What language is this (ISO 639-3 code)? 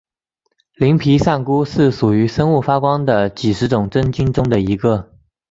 zho